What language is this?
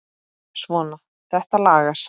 Icelandic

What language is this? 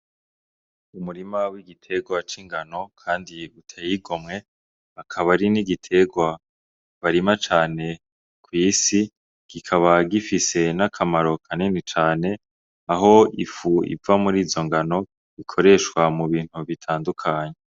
Rundi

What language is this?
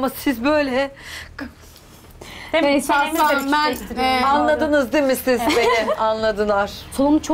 Turkish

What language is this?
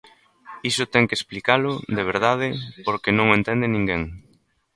Galician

